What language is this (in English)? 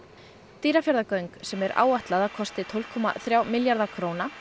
Icelandic